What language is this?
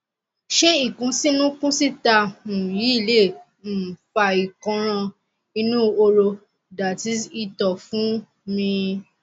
Yoruba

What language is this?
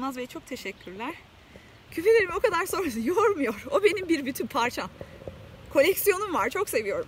Turkish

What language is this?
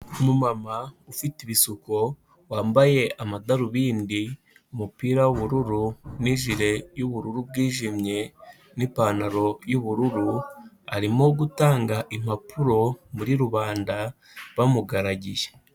Kinyarwanda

